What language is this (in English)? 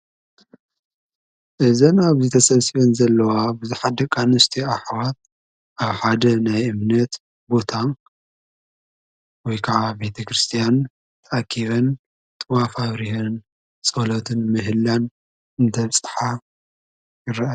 Tigrinya